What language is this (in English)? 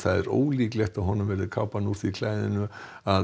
Icelandic